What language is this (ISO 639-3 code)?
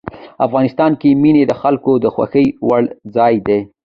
pus